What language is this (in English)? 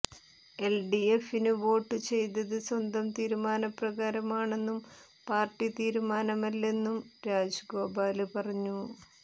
Malayalam